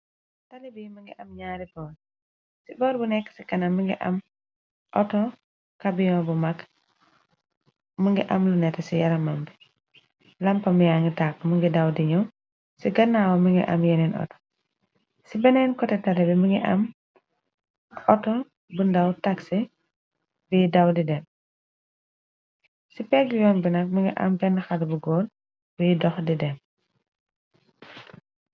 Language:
Wolof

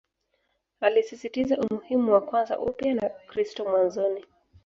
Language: Swahili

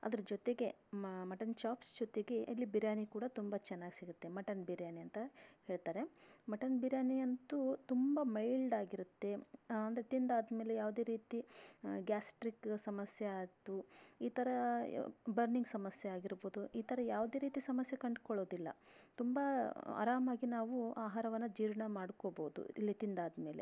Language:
Kannada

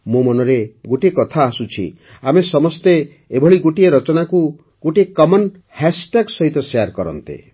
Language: Odia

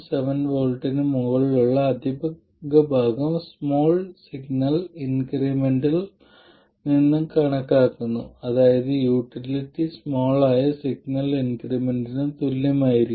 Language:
Malayalam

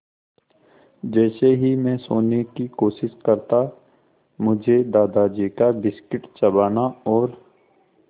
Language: Hindi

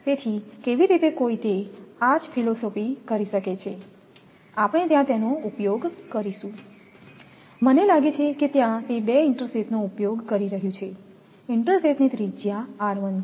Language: Gujarati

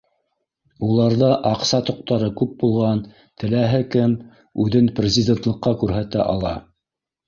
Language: Bashkir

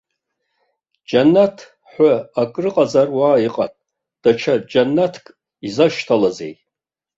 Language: Abkhazian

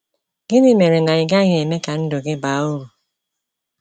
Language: Igbo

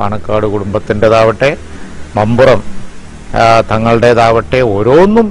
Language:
Romanian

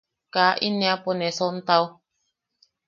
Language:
Yaqui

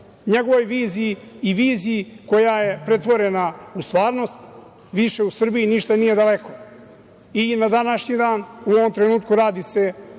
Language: Serbian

